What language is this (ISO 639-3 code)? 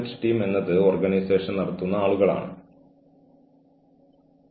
mal